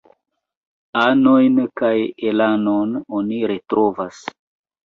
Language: Esperanto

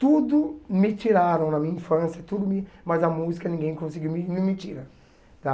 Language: Portuguese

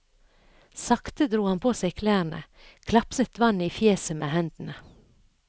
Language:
Norwegian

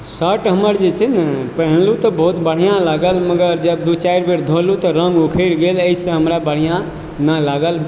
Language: Maithili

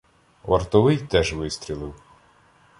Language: Ukrainian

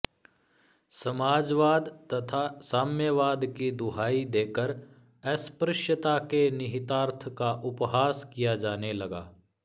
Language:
Sanskrit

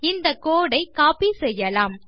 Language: Tamil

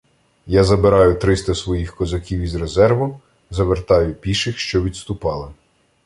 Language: Ukrainian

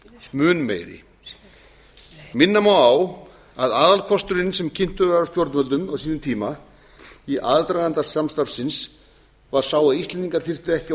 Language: Icelandic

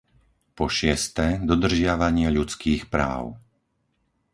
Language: Slovak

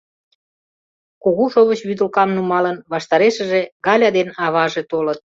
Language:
Mari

